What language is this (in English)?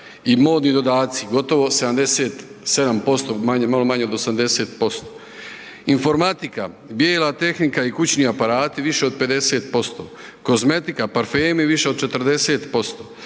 Croatian